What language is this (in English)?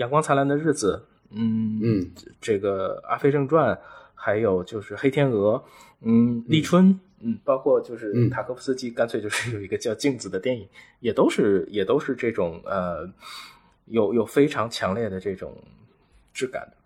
Chinese